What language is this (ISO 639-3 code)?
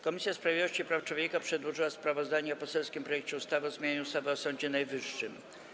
pol